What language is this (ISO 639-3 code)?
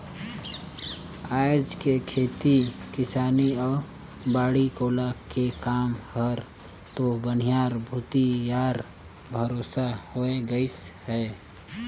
hne